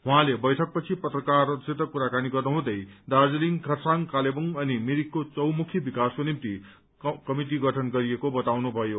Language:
Nepali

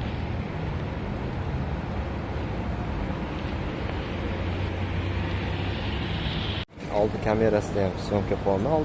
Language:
Turkish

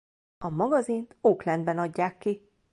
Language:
Hungarian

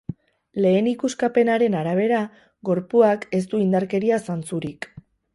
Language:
Basque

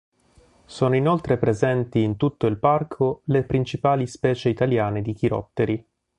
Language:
Italian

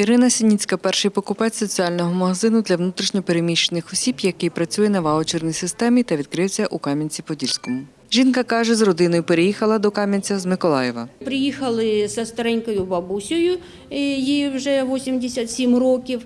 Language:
Ukrainian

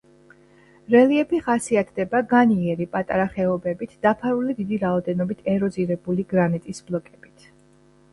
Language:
Georgian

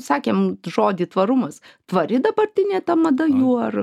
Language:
Lithuanian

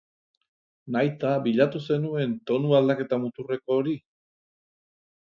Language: Basque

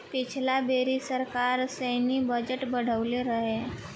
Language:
Bhojpuri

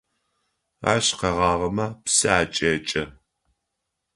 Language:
Adyghe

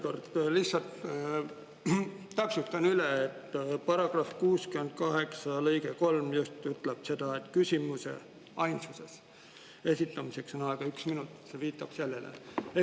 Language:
Estonian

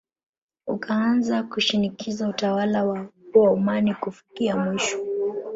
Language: Swahili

